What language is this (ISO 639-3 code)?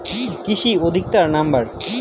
ben